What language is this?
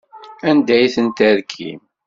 Kabyle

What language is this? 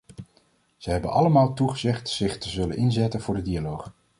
Dutch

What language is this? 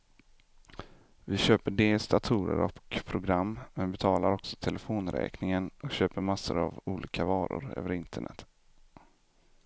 Swedish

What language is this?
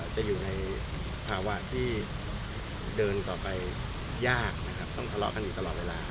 Thai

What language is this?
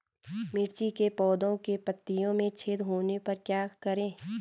Hindi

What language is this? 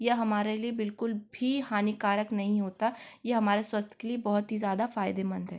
Hindi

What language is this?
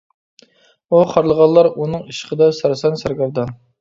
Uyghur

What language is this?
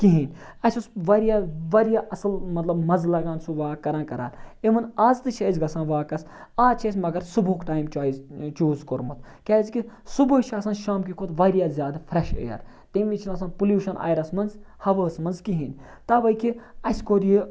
Kashmiri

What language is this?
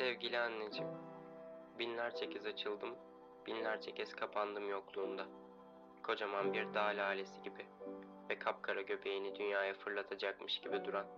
Turkish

